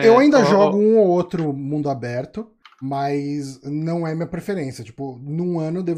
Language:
Portuguese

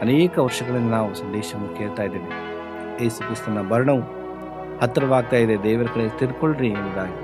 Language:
Kannada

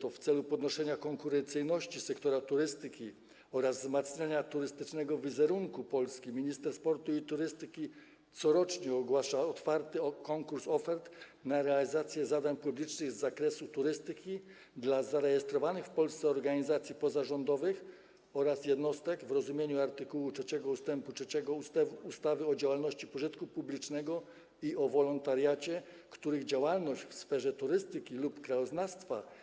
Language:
Polish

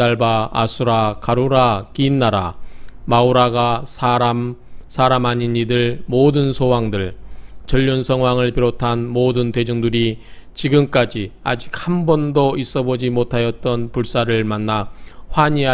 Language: Korean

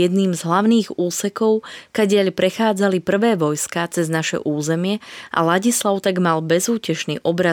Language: Slovak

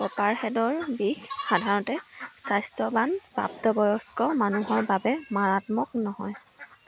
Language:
Assamese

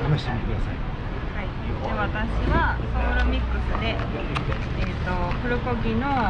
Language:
Japanese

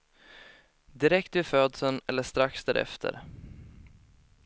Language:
Swedish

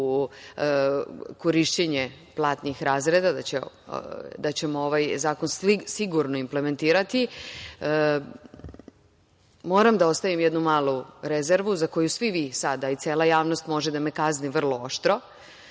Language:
Serbian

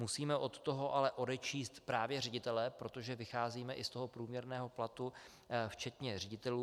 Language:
Czech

